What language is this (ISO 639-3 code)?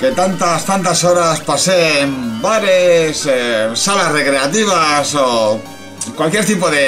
spa